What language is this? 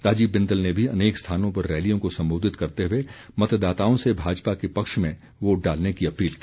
Hindi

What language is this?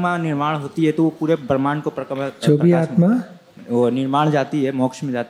Gujarati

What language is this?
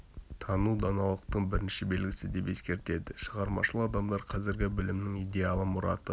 Kazakh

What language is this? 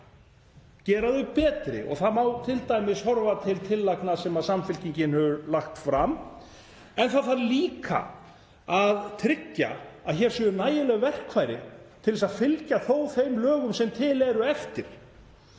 Icelandic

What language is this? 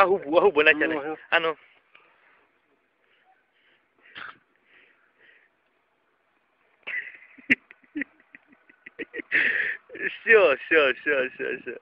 Russian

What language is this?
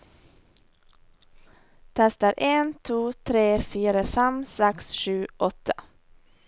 Norwegian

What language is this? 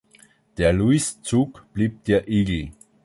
German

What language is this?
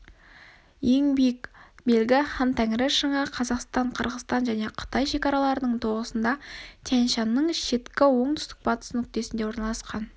Kazakh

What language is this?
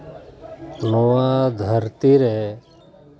Santali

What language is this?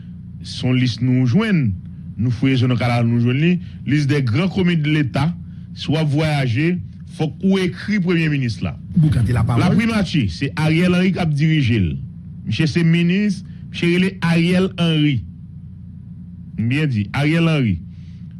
French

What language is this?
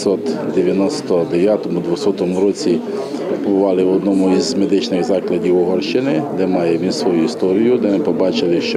Ukrainian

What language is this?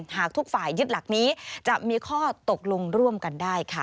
Thai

